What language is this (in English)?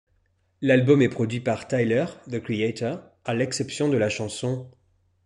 French